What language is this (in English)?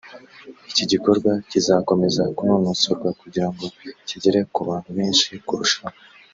Kinyarwanda